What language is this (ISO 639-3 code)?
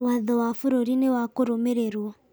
kik